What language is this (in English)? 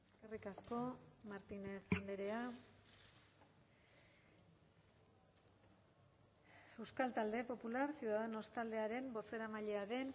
Basque